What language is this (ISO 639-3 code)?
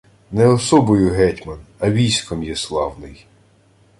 ukr